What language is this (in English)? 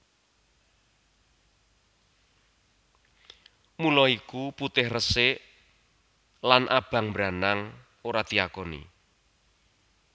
Javanese